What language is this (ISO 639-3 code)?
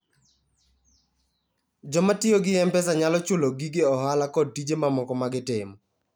luo